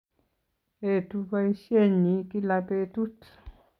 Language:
Kalenjin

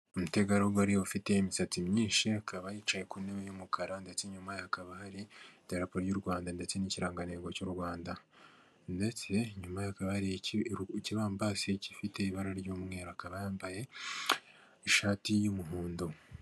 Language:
Kinyarwanda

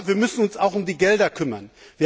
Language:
German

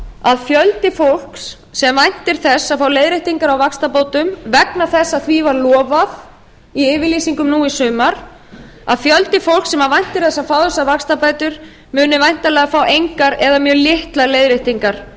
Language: Icelandic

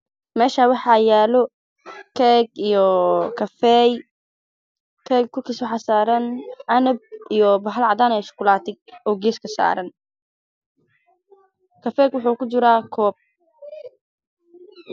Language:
Somali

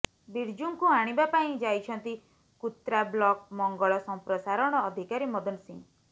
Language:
Odia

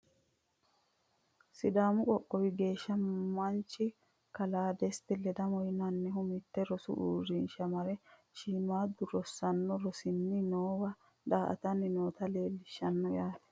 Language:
Sidamo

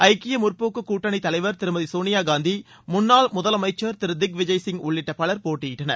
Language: Tamil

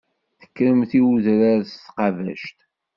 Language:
Kabyle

